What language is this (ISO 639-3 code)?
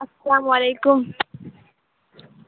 urd